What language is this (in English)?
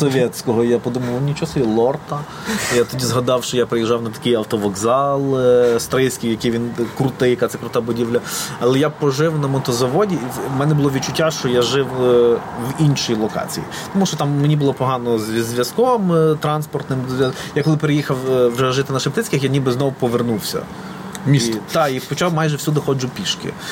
Ukrainian